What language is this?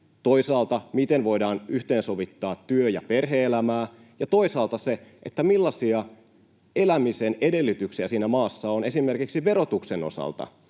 Finnish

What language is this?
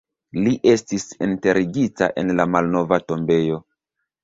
Esperanto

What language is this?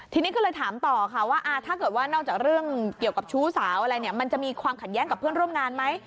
Thai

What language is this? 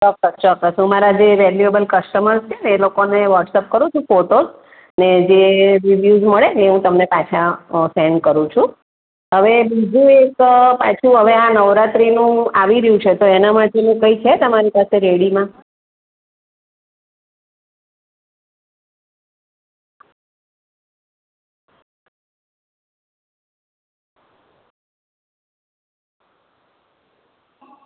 Gujarati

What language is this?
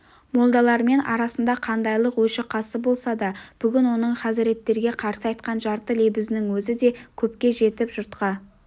Kazakh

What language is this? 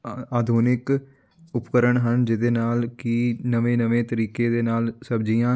Punjabi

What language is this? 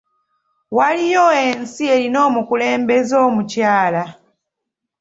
Ganda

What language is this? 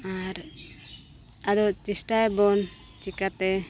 Santali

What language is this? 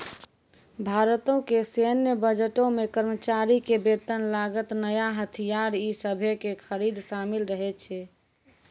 Maithili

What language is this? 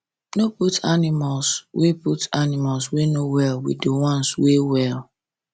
Nigerian Pidgin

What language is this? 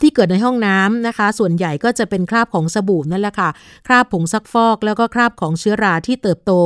Thai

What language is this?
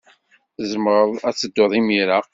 Kabyle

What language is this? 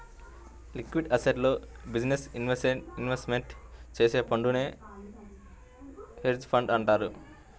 Telugu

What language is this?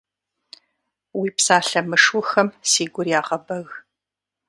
Kabardian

